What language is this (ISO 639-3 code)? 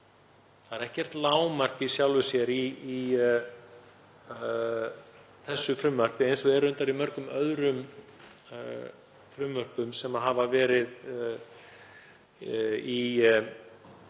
isl